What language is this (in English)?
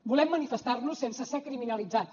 Catalan